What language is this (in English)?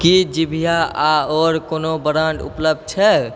Maithili